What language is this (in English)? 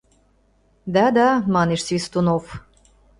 Mari